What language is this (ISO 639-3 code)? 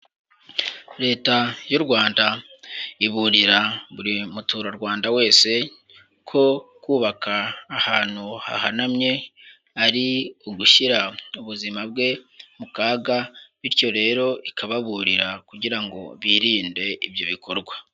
kin